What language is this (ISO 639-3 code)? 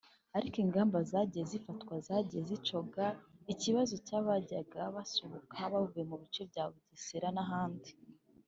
kin